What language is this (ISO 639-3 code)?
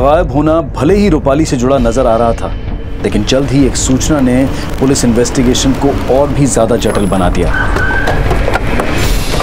hin